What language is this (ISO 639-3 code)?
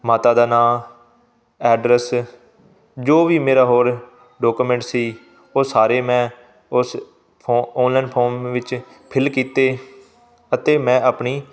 pan